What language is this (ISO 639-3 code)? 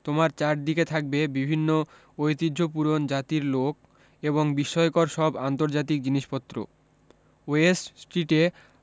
ben